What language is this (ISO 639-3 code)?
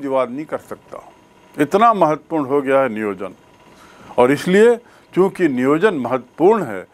hin